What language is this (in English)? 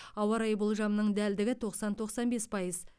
Kazakh